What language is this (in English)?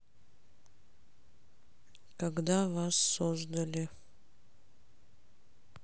Russian